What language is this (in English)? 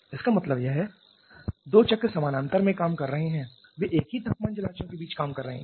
Hindi